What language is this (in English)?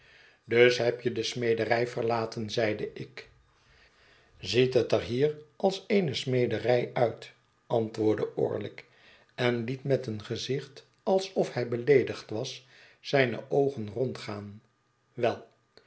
Dutch